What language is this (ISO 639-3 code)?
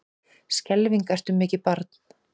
isl